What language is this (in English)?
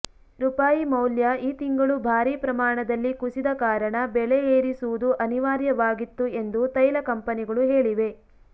Kannada